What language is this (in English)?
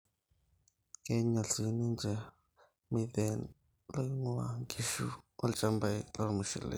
Masai